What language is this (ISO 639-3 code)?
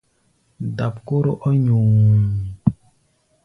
gba